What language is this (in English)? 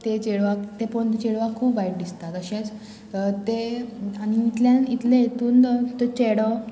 Konkani